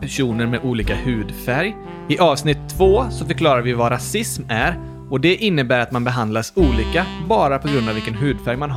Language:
Swedish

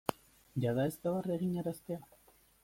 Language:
Basque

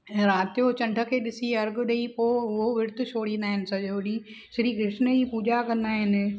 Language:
Sindhi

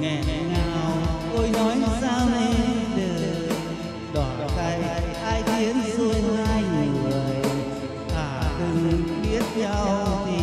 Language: Vietnamese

